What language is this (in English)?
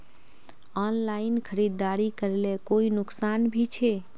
Magahi